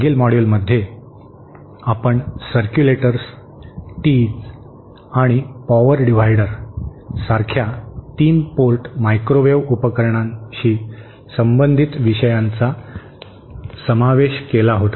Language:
Marathi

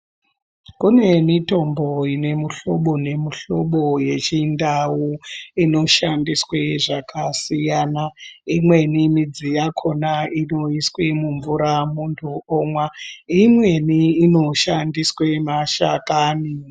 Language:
Ndau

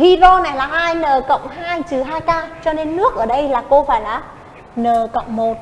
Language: Vietnamese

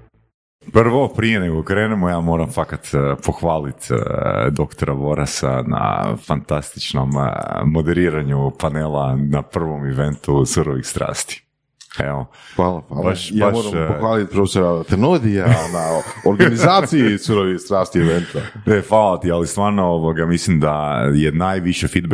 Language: Croatian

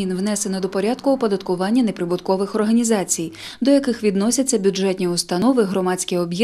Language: Ukrainian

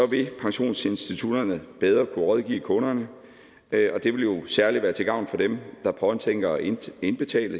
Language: Danish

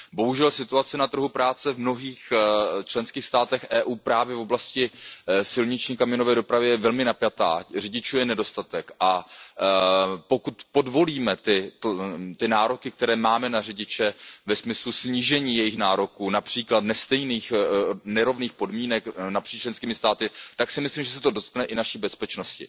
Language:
Czech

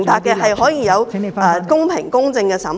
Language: Cantonese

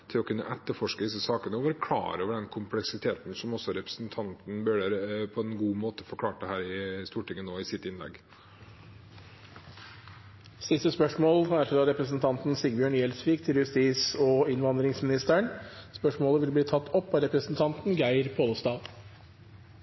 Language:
Norwegian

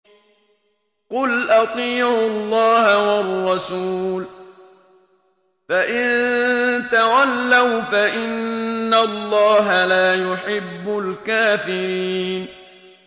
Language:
Arabic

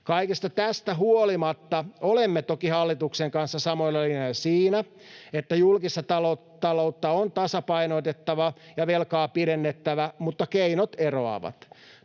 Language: Finnish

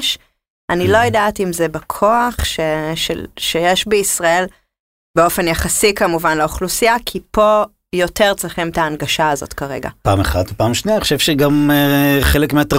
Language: Hebrew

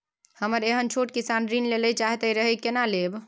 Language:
Maithili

